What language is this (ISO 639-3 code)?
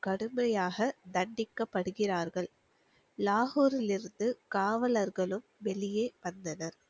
tam